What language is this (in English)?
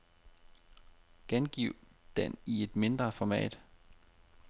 Danish